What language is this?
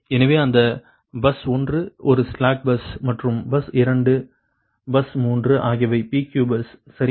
Tamil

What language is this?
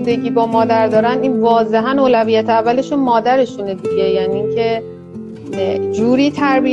Persian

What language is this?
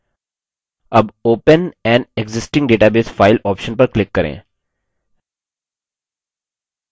Hindi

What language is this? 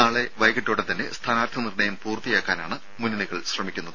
Malayalam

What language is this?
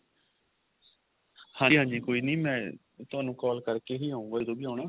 Punjabi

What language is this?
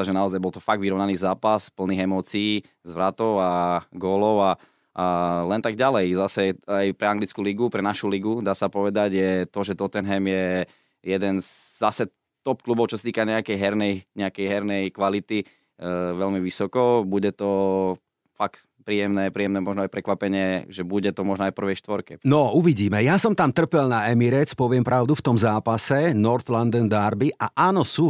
Slovak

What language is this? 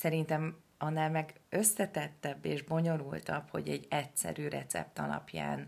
Hungarian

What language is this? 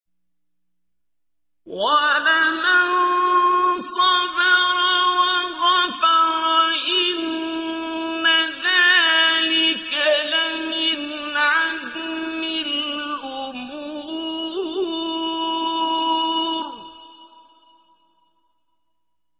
Arabic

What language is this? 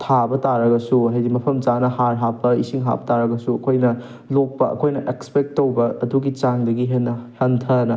Manipuri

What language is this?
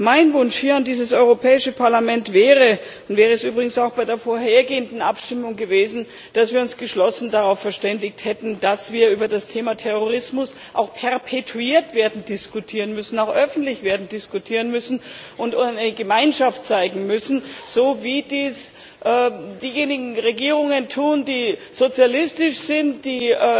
German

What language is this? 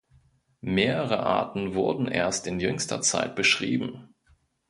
German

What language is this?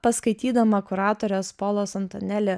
Lithuanian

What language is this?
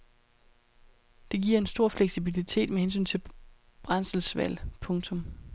Danish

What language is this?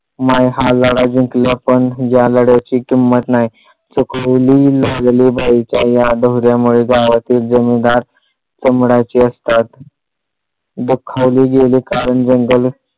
Marathi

